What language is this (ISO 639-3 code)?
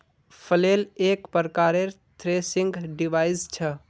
mag